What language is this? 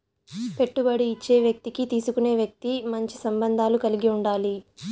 Telugu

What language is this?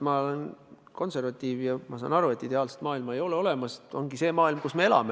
Estonian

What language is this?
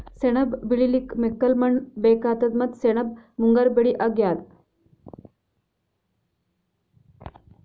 Kannada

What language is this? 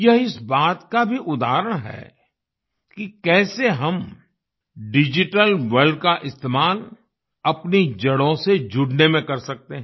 Hindi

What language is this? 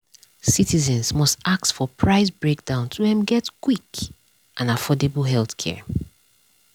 Nigerian Pidgin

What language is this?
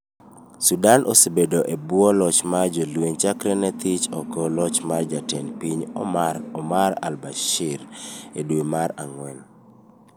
Luo (Kenya and Tanzania)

